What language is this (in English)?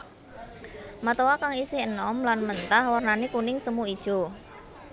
Javanese